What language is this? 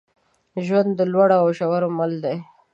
Pashto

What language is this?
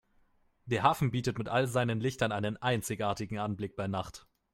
German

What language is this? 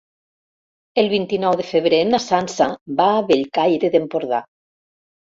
Catalan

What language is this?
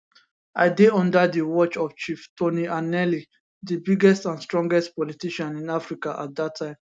Nigerian Pidgin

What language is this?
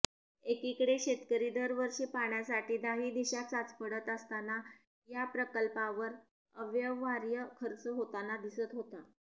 Marathi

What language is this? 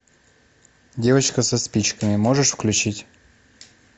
Russian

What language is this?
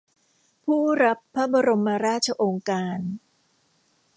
Thai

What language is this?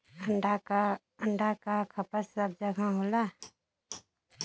Bhojpuri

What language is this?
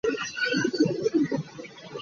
Hakha Chin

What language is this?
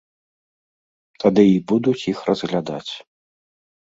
Belarusian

